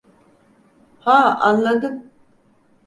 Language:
Turkish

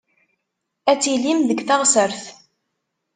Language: Kabyle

